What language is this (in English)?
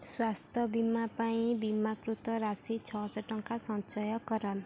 Odia